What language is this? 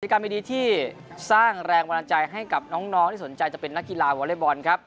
Thai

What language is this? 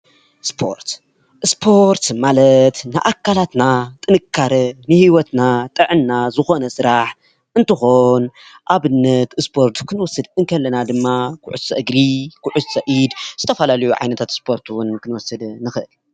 Tigrinya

